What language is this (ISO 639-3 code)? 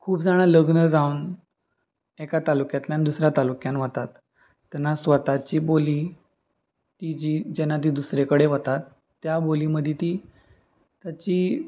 kok